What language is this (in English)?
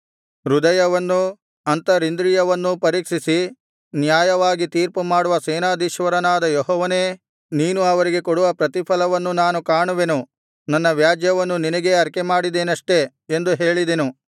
Kannada